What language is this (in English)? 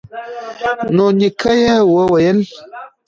Pashto